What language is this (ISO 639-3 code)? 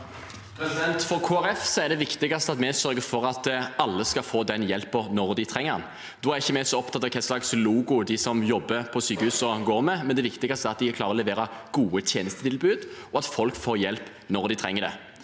nor